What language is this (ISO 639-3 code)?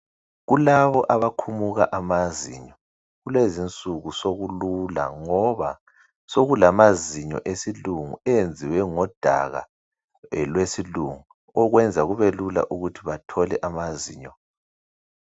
nde